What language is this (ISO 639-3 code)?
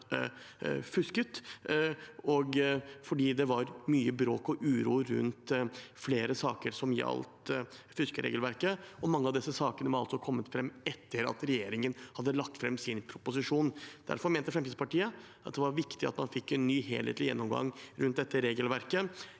nor